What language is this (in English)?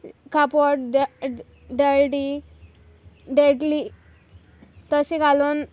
Konkani